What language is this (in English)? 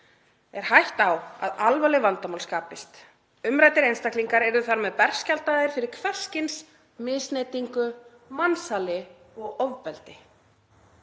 Icelandic